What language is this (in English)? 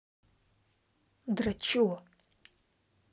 Russian